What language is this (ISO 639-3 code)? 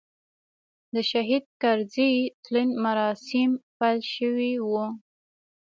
pus